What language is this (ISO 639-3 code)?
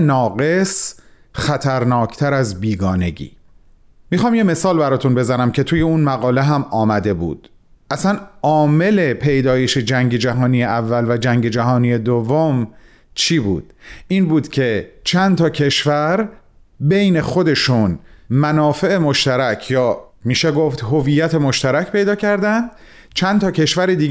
fas